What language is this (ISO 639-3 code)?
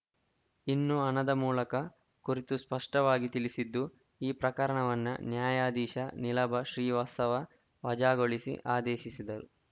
kan